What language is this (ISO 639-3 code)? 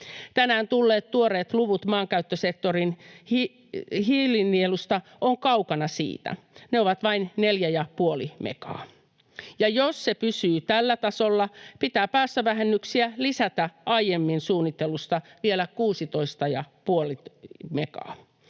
fin